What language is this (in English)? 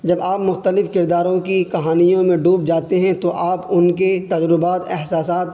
Urdu